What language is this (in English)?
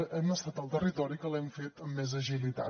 Catalan